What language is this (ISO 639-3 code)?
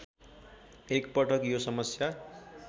nep